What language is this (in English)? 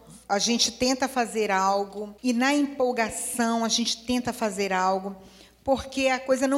Portuguese